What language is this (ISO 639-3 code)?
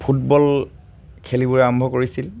asm